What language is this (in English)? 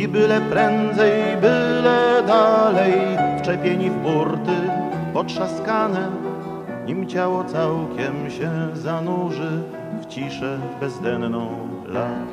Polish